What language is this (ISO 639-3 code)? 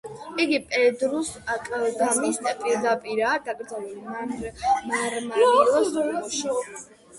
kat